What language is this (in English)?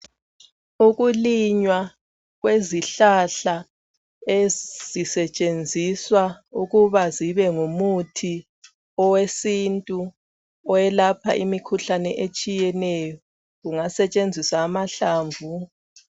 North Ndebele